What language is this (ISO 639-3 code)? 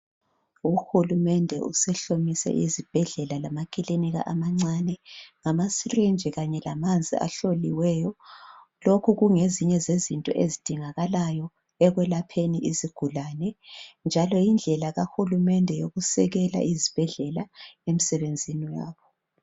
nde